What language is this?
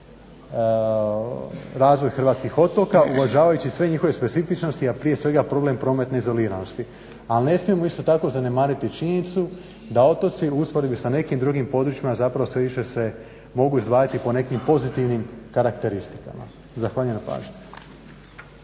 Croatian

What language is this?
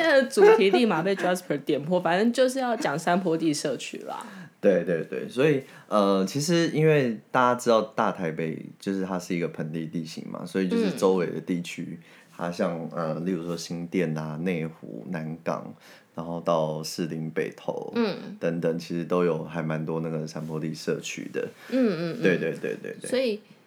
Chinese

